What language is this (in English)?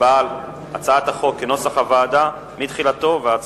Hebrew